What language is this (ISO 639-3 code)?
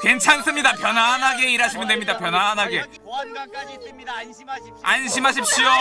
kor